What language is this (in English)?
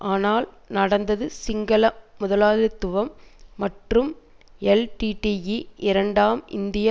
Tamil